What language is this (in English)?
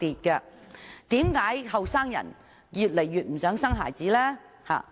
Cantonese